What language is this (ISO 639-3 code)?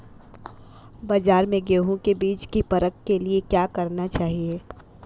hin